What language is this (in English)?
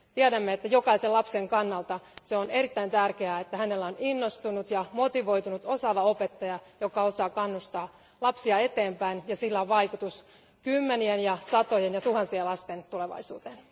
Finnish